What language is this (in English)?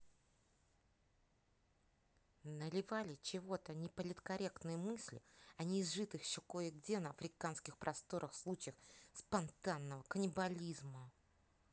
Russian